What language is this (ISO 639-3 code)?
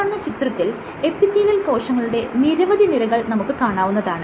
mal